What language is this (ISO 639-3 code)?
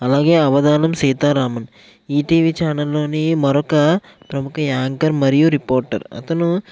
tel